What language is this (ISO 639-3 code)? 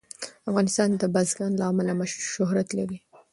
pus